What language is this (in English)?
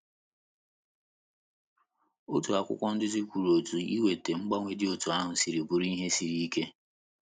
Igbo